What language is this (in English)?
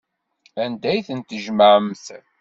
Kabyle